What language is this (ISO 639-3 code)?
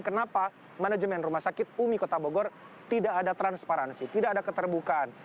ind